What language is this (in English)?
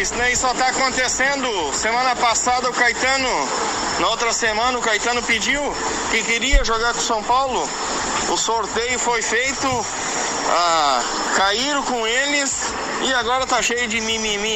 Portuguese